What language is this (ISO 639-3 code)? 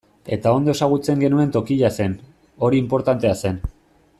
eus